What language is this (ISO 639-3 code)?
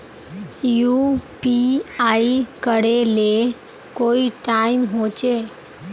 mag